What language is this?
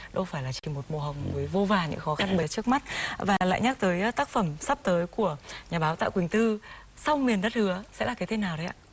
Vietnamese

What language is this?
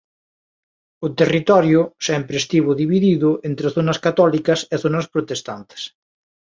Galician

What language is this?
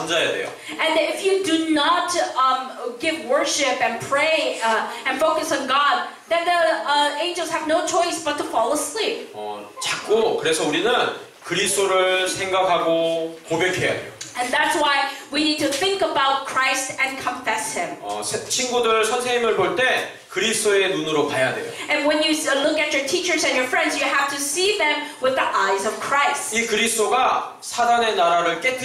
Korean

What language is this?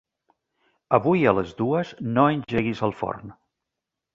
Catalan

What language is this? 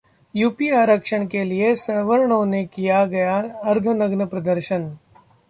Hindi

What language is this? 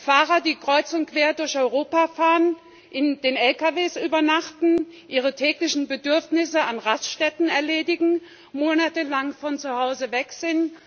German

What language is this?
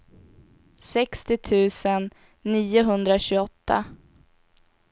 Swedish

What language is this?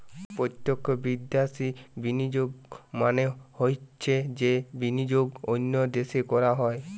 Bangla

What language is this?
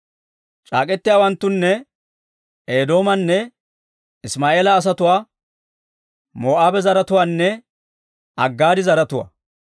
Dawro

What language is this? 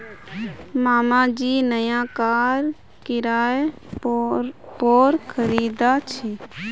Magahi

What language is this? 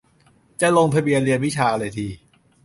Thai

